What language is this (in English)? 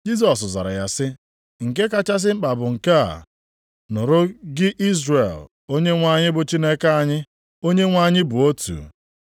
Igbo